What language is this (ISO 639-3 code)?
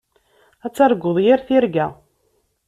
kab